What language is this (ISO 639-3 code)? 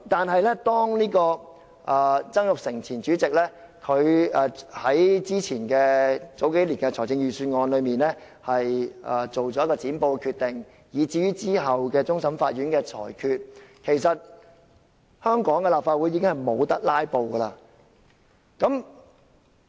yue